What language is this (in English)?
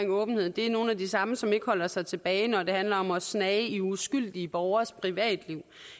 Danish